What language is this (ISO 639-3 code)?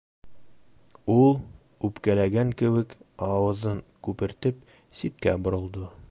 bak